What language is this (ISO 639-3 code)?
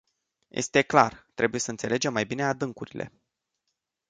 ron